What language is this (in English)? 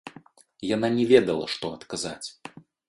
Belarusian